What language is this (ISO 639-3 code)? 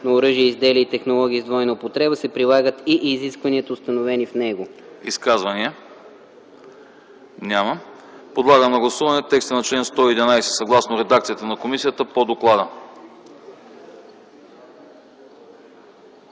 bul